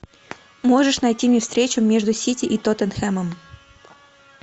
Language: Russian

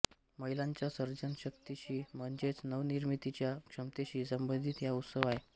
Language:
Marathi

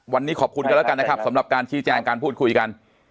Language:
Thai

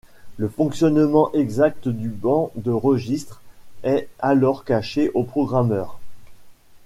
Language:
French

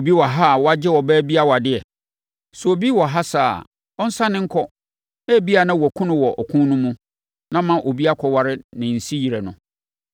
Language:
Akan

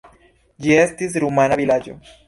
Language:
Esperanto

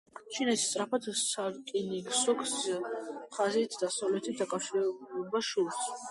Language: Georgian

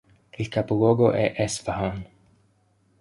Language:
Italian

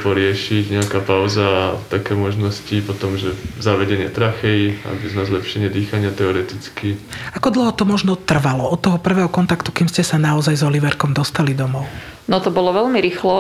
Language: Slovak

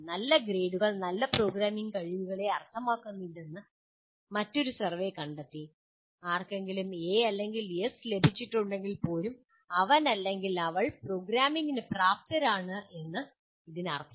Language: Malayalam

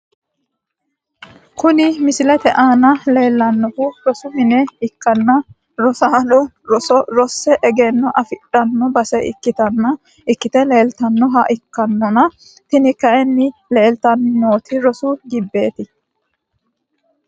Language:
Sidamo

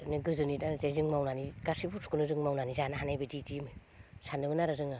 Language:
Bodo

